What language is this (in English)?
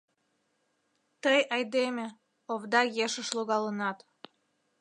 Mari